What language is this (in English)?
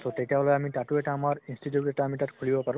Assamese